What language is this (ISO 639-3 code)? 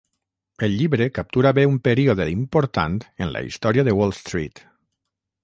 cat